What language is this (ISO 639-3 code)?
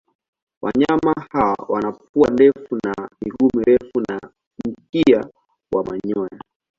swa